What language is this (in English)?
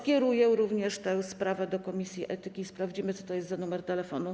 Polish